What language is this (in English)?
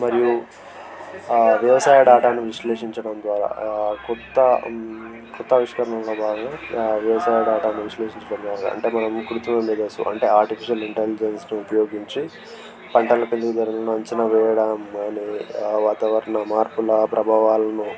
Telugu